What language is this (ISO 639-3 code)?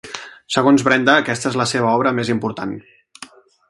cat